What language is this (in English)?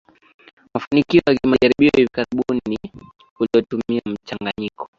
Swahili